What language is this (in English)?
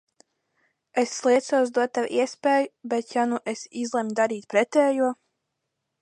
Latvian